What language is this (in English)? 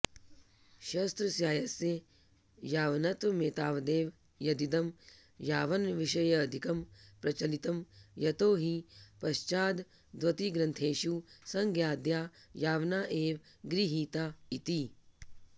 Sanskrit